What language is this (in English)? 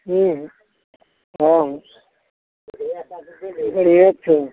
Maithili